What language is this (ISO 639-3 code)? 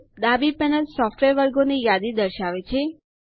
guj